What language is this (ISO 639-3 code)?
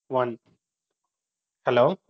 tam